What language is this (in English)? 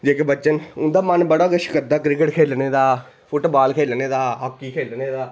Dogri